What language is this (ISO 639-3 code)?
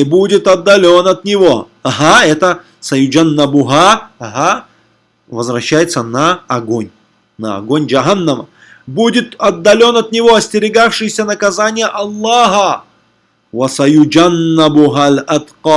rus